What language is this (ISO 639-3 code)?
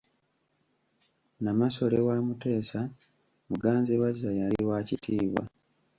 lug